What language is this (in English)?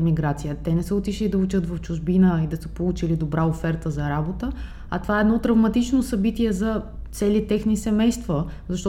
Bulgarian